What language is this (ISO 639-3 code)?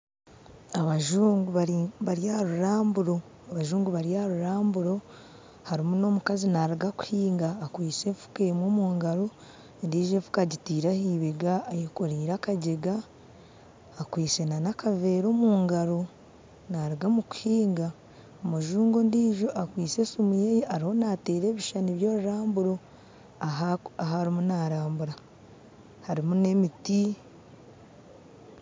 nyn